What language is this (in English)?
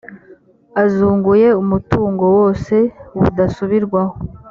Kinyarwanda